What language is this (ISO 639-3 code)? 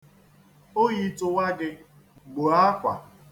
ibo